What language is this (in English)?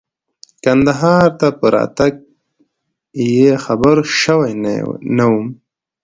Pashto